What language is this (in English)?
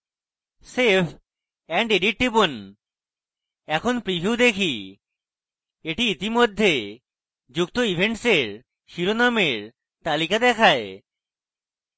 Bangla